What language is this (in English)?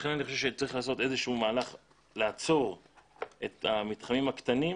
Hebrew